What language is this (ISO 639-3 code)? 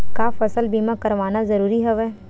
hne